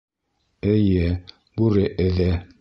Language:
Bashkir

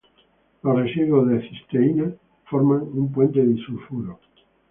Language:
Spanish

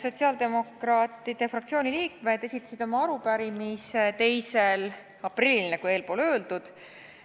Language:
Estonian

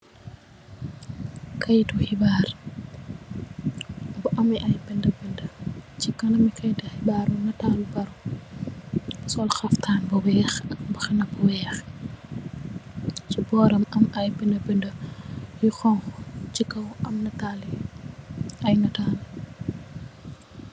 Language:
Wolof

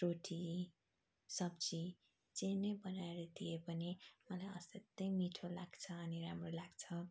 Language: Nepali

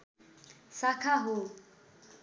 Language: Nepali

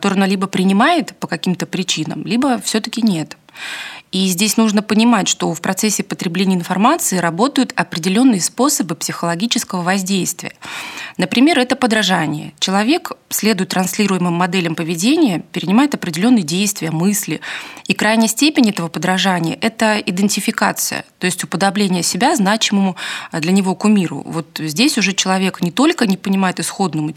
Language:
Russian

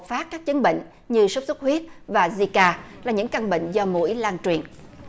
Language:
Vietnamese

